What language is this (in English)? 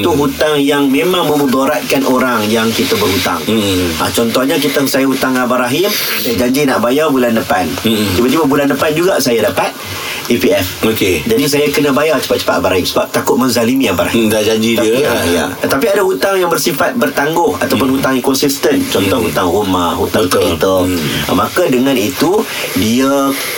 Malay